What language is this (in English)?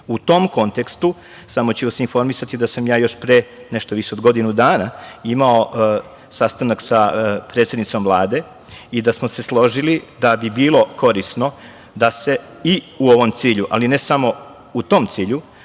Serbian